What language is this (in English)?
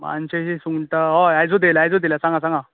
Konkani